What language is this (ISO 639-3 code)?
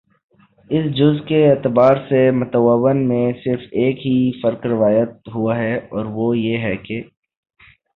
urd